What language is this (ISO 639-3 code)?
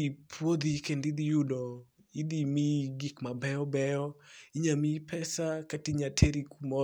luo